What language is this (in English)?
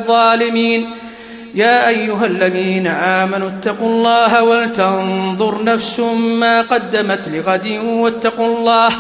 Arabic